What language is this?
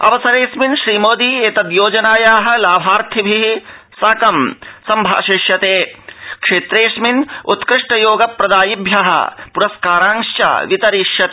Sanskrit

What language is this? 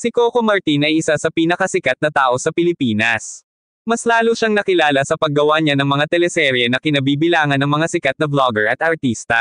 Filipino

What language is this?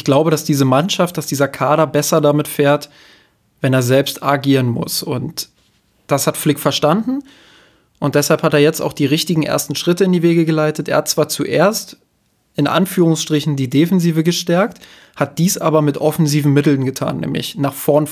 German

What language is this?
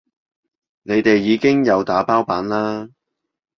Cantonese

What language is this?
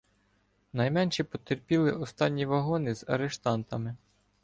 Ukrainian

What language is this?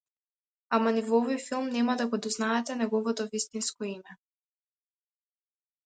Macedonian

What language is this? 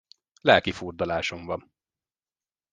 Hungarian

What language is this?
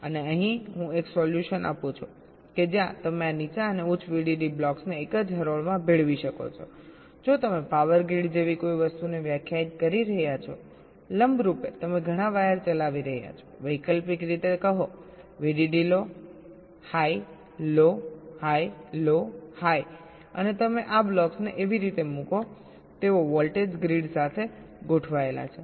Gujarati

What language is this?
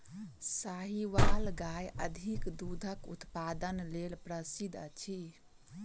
Maithili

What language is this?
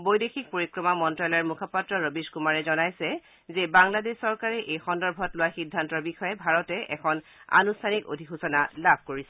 Assamese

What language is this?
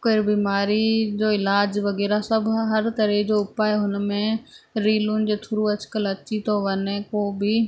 Sindhi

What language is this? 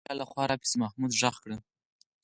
Pashto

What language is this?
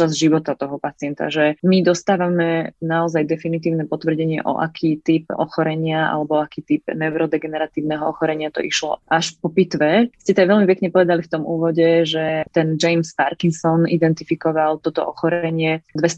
Slovak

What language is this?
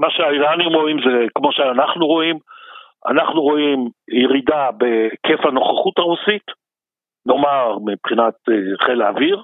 Hebrew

